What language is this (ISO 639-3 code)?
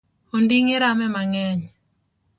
luo